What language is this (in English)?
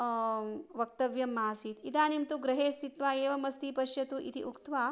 Sanskrit